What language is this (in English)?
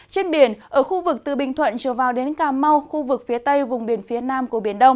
Vietnamese